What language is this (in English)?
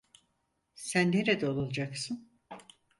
Turkish